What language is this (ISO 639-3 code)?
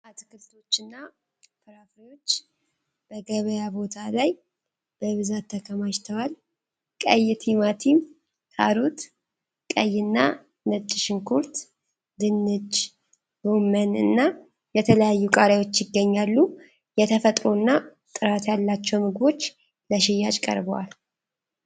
amh